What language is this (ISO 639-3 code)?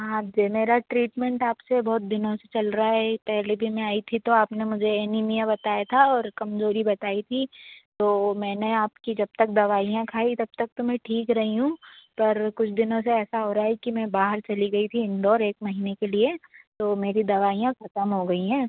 hin